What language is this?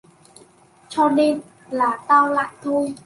Vietnamese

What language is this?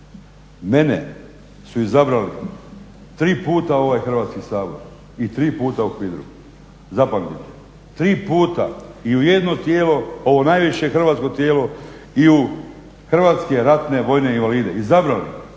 Croatian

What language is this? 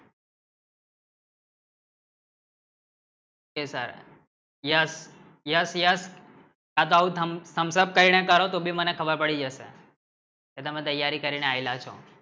Gujarati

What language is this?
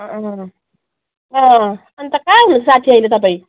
Nepali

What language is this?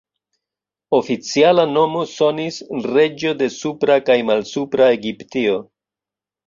Esperanto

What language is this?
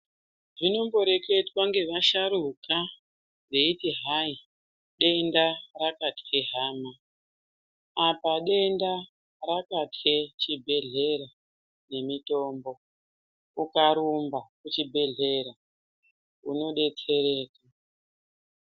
Ndau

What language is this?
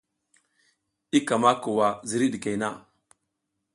South Giziga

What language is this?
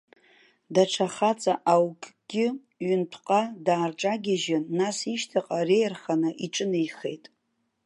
Abkhazian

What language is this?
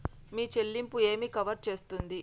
Telugu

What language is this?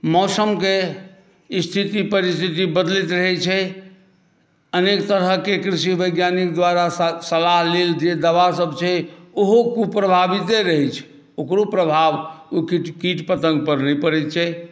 Maithili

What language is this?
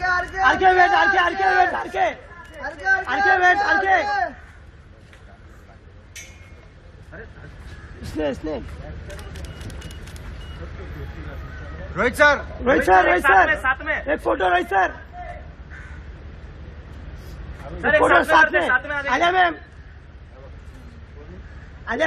Arabic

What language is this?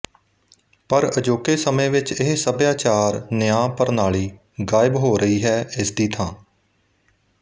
Punjabi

